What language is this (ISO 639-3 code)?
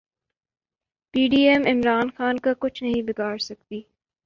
urd